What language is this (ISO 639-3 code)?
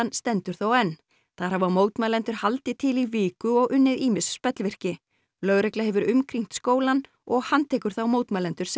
isl